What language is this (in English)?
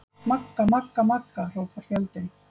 Icelandic